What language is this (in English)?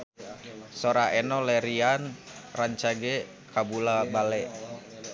Sundanese